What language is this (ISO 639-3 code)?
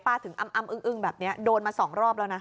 tha